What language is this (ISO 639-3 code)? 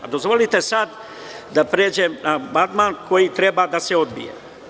srp